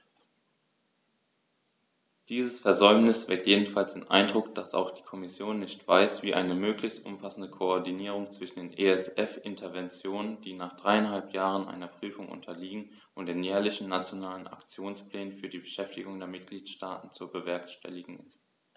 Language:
German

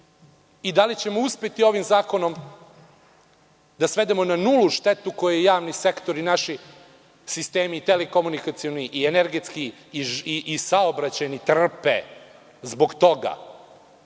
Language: Serbian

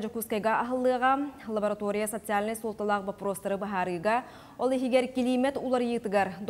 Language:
Turkish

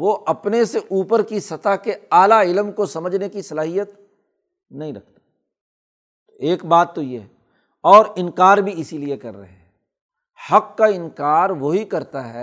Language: Urdu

